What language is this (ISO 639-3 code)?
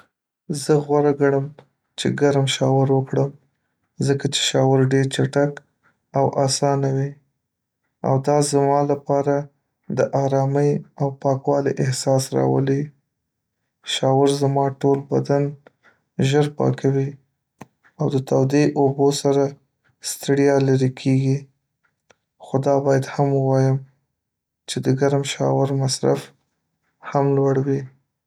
pus